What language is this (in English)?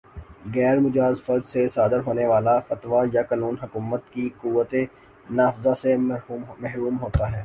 Urdu